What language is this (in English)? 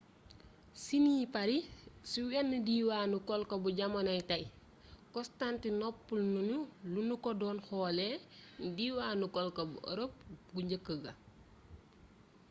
Wolof